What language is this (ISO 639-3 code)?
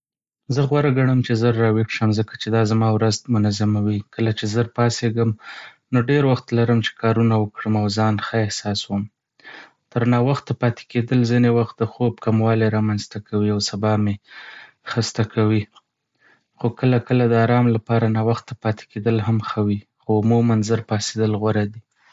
pus